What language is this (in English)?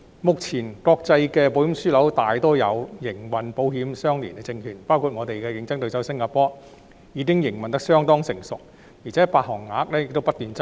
Cantonese